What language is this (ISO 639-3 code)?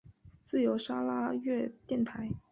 zho